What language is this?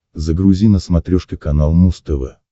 Russian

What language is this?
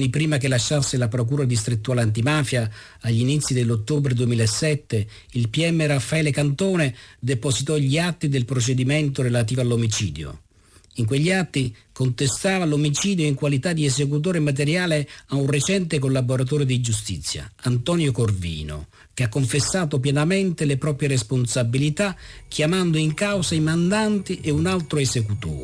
Italian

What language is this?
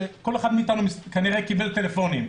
Hebrew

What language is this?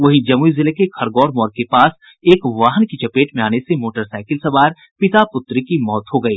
Hindi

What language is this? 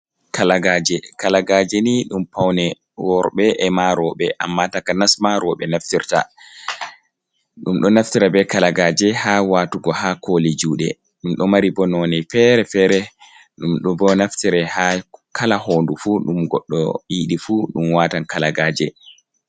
Fula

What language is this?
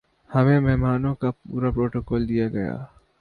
Urdu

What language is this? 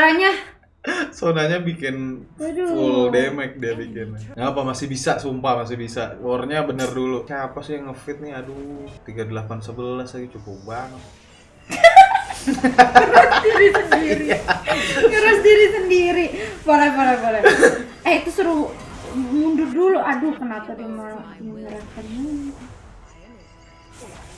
Indonesian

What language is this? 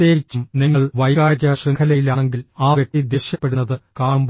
Malayalam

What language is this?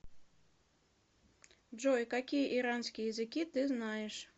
Russian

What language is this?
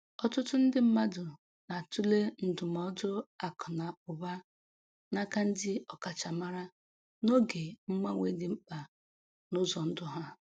Igbo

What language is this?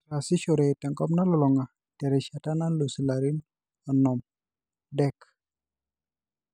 Masai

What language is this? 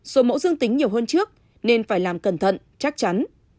Vietnamese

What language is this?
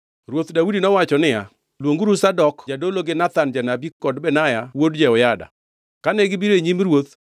Luo (Kenya and Tanzania)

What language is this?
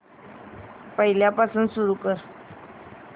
Marathi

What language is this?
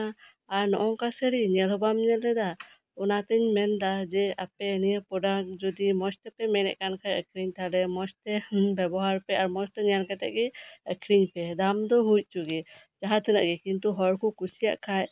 Santali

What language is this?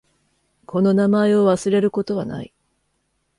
Japanese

